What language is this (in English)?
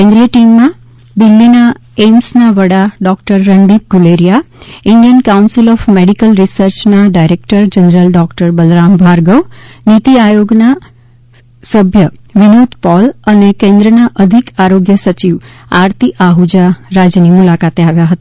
Gujarati